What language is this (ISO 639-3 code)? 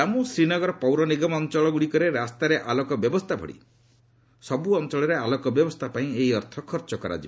ori